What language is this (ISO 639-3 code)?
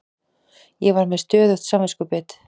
isl